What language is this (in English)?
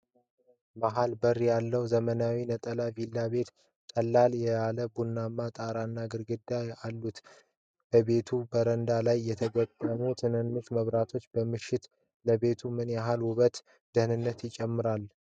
Amharic